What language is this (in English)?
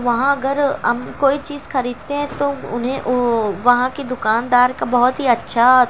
Urdu